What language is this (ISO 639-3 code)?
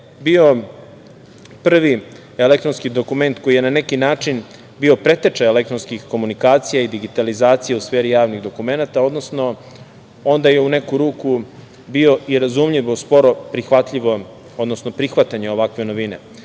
srp